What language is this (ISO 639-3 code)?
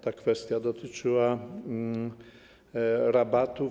pol